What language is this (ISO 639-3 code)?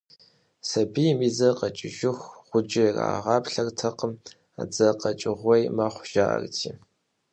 kbd